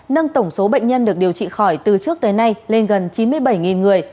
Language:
Vietnamese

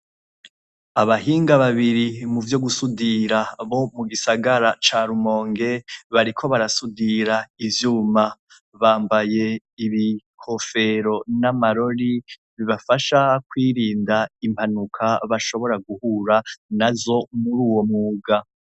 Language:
Rundi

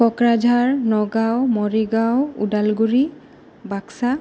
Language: Bodo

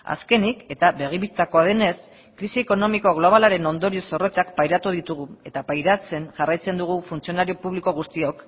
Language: Basque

